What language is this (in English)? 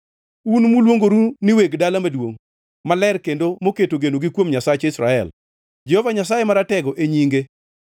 Luo (Kenya and Tanzania)